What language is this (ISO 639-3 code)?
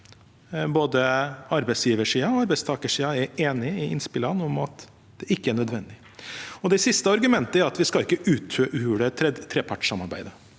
nor